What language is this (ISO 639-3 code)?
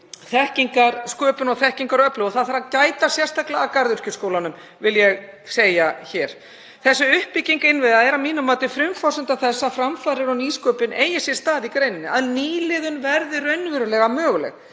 isl